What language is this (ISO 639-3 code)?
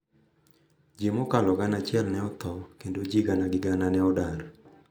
luo